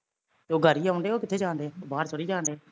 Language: Punjabi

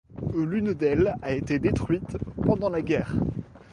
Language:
French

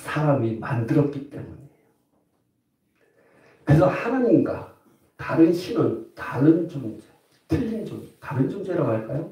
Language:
Korean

